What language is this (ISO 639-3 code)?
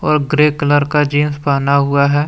hin